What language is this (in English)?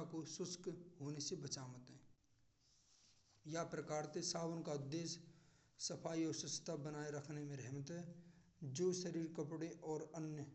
Braj